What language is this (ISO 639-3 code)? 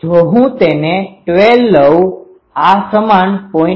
guj